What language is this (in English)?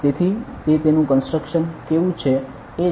Gujarati